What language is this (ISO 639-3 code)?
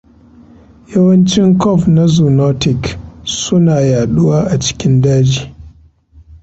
hau